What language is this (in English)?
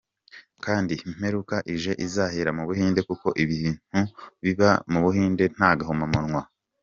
Kinyarwanda